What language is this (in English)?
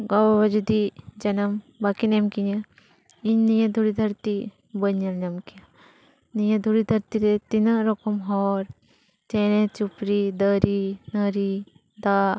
Santali